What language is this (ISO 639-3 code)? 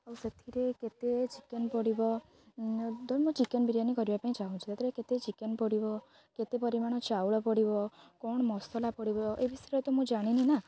ori